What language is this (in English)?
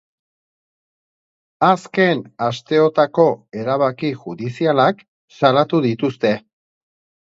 Basque